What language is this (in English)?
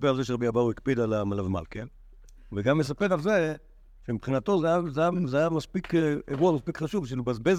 Hebrew